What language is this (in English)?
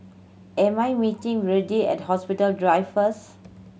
English